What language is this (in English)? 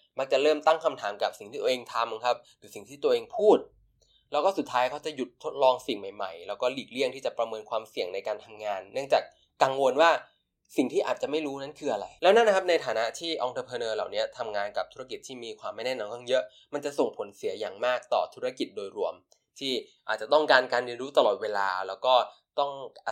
Thai